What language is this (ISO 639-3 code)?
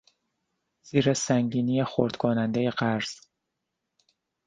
fas